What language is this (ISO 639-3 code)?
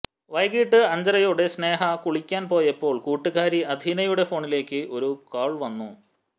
mal